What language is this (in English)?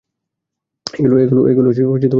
Bangla